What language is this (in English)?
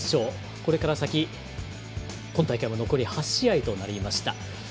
Japanese